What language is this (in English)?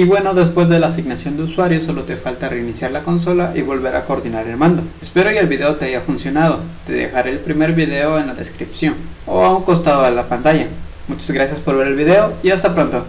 Spanish